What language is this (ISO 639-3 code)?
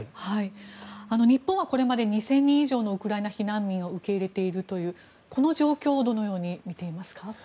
jpn